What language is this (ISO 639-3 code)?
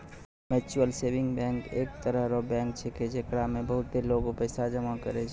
mai